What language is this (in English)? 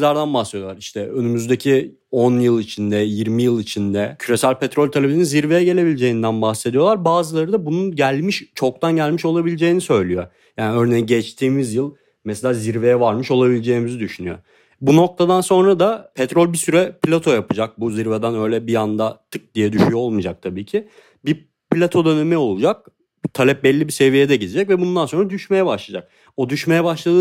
Turkish